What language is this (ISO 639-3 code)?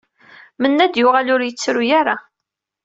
kab